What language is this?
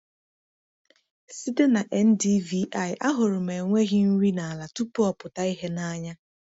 Igbo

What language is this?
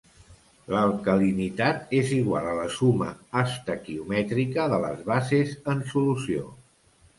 Catalan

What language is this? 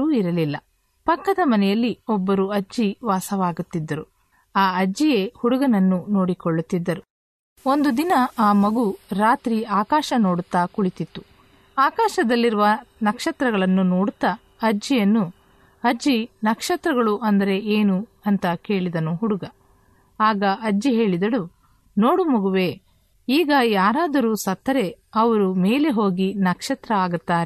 Kannada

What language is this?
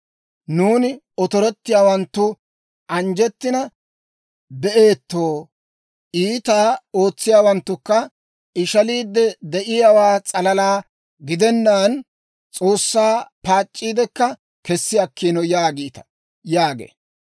Dawro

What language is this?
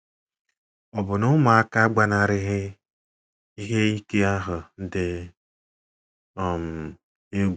Igbo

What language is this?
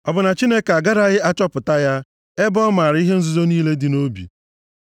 Igbo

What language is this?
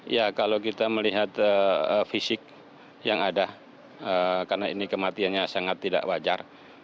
Indonesian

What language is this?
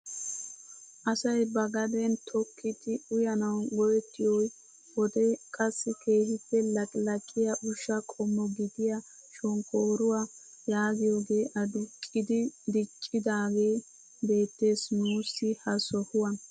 Wolaytta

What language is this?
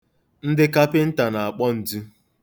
Igbo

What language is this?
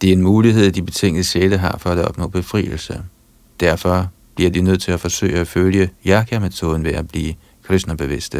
Danish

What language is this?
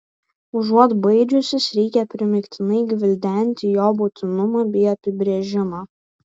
Lithuanian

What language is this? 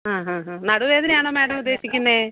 Malayalam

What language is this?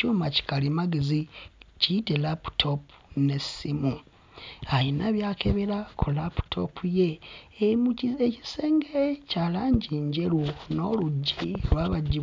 Ganda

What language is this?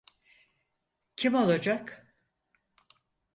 Turkish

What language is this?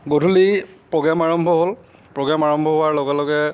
Assamese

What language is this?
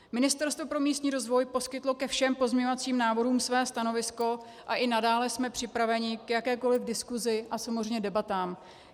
Czech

